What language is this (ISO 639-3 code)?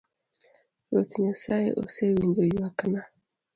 luo